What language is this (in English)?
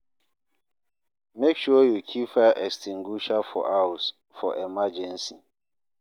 Nigerian Pidgin